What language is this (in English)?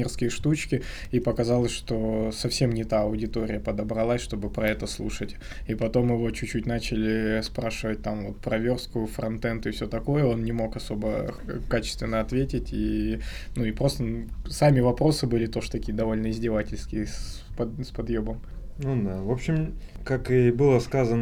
Russian